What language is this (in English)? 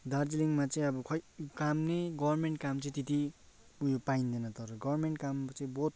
Nepali